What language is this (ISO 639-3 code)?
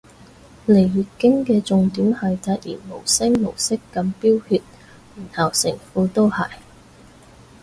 yue